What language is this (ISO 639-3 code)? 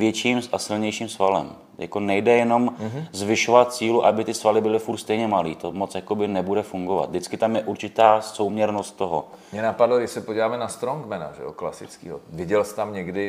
ces